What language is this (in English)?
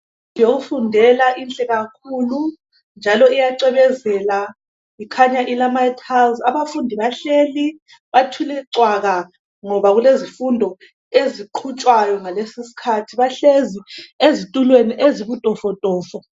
North Ndebele